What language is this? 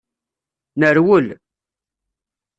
Kabyle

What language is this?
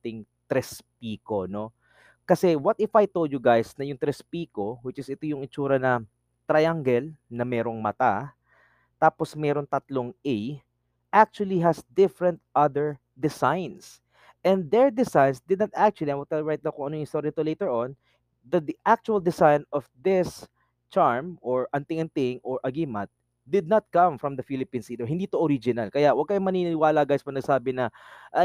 Filipino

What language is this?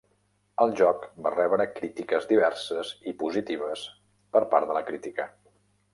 Catalan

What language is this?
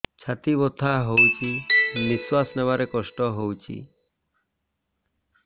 Odia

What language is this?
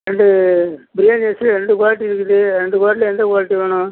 Tamil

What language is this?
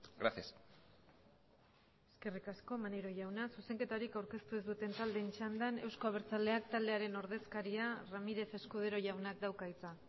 Basque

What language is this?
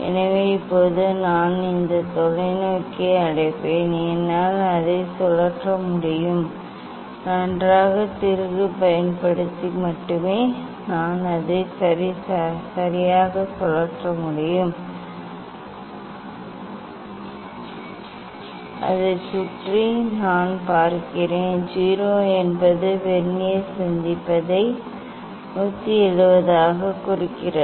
Tamil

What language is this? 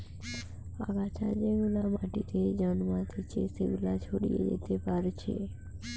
Bangla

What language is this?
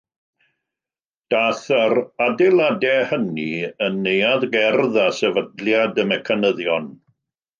Welsh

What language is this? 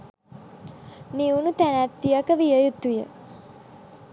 Sinhala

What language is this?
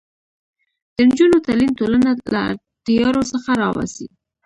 Pashto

